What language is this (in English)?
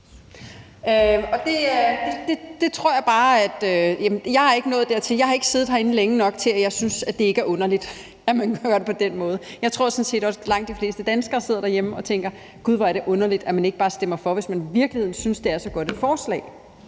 Danish